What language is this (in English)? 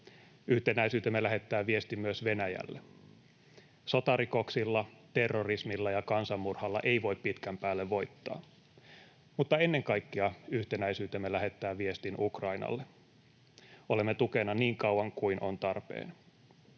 Finnish